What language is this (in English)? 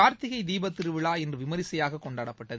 Tamil